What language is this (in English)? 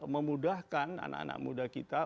Indonesian